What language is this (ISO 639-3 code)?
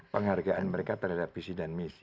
ind